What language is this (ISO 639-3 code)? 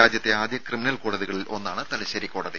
mal